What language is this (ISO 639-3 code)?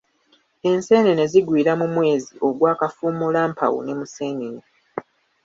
lug